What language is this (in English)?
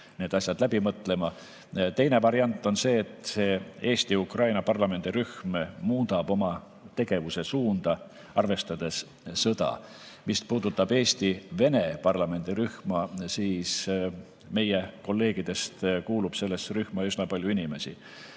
Estonian